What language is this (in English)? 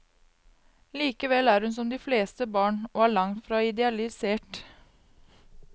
Norwegian